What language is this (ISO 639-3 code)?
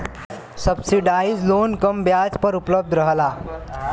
bho